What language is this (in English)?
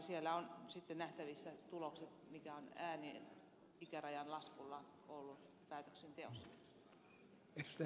Finnish